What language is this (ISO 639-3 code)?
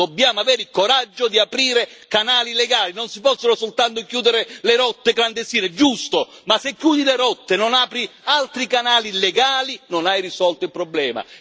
ita